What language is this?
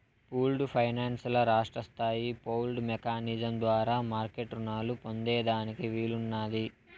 Telugu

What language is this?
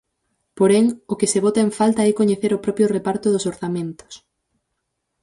Galician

